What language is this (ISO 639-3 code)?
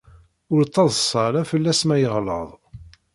kab